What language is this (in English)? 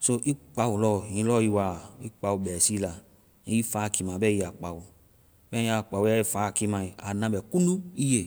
Vai